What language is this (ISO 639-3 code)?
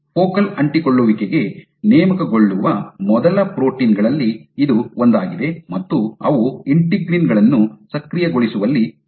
kan